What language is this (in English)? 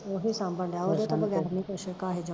Punjabi